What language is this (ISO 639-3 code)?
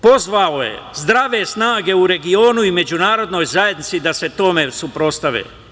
srp